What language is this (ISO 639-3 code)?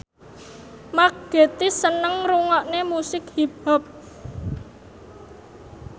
jav